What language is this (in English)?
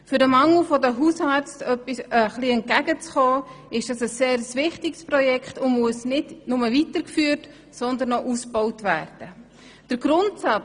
Swiss German